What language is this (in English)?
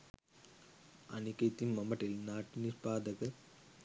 Sinhala